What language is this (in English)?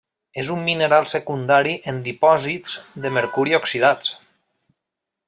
Catalan